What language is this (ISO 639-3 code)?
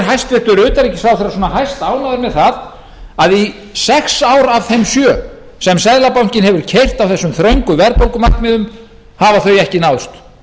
isl